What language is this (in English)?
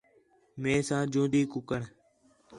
Khetrani